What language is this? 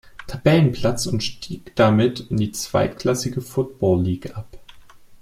German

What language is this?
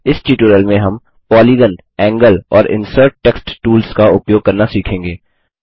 Hindi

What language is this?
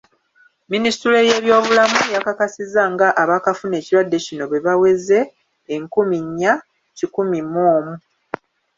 Ganda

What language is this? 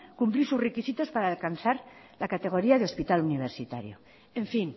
Spanish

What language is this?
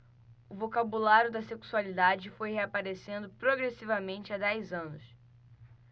Portuguese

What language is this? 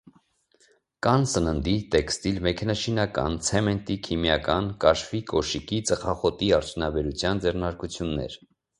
Armenian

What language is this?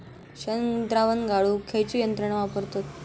Marathi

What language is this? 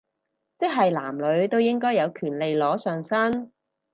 Cantonese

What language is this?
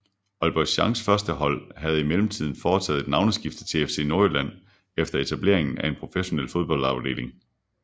Danish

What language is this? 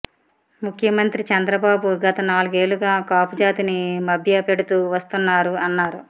Telugu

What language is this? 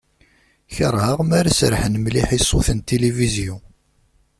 Kabyle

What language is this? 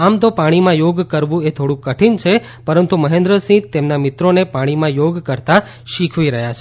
Gujarati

